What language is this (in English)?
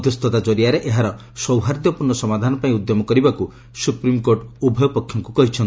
Odia